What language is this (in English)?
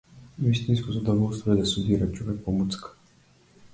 Macedonian